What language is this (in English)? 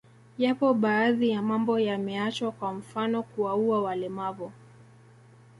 Swahili